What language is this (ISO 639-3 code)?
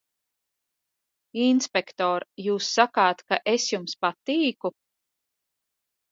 lav